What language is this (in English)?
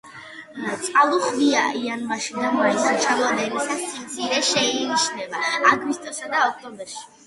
Georgian